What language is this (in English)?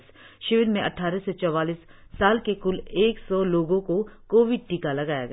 Hindi